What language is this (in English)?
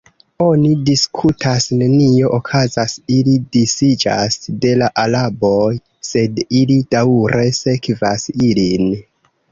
Esperanto